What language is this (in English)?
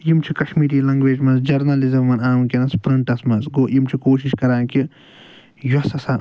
Kashmiri